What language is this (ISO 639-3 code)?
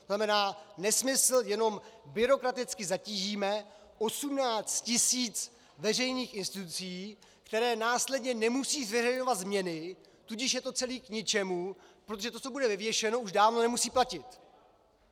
ces